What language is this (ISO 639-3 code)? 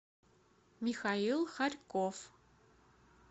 rus